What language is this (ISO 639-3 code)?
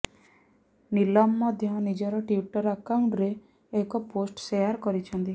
ori